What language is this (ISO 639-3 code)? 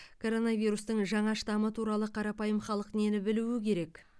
kaz